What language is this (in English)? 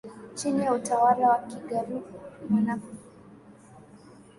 Swahili